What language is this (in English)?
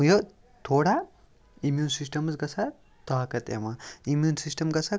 Kashmiri